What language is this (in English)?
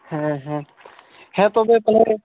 Santali